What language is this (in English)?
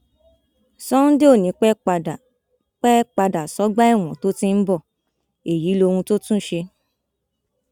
Yoruba